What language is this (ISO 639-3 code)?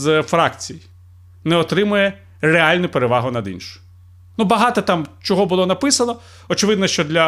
ukr